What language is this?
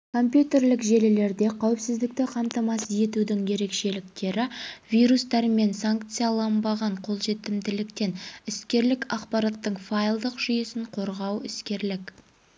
Kazakh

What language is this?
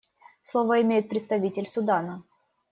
Russian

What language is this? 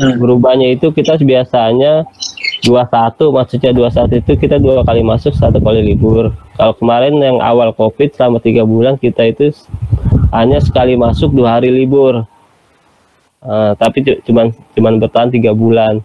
Indonesian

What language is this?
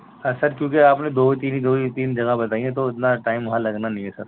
Urdu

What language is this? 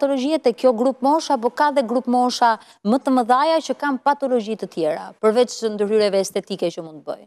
Italian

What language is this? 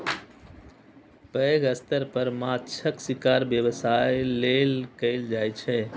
Maithili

